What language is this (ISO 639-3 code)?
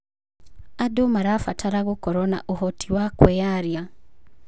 kik